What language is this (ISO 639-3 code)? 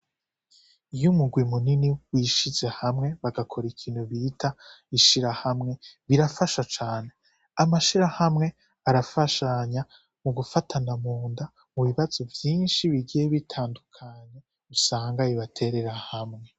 run